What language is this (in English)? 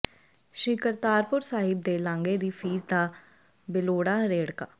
Punjabi